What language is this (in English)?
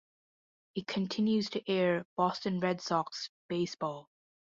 English